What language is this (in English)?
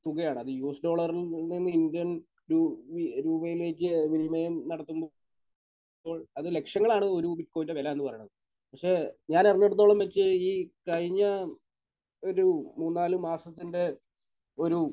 Malayalam